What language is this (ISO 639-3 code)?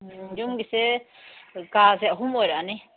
mni